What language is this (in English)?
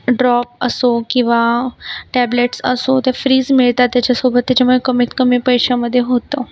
Marathi